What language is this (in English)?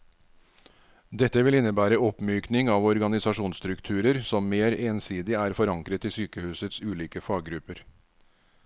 Norwegian